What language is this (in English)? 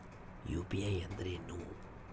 Kannada